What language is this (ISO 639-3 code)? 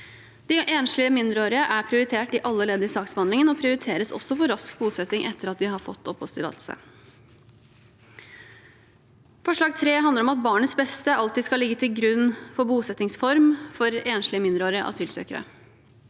nor